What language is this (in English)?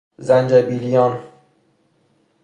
Persian